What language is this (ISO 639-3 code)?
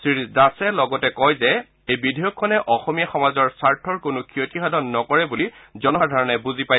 asm